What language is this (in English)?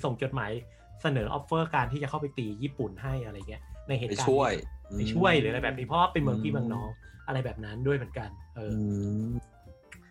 Thai